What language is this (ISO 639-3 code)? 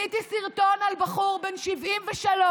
heb